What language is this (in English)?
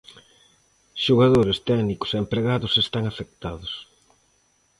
Galician